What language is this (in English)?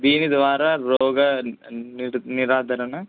Telugu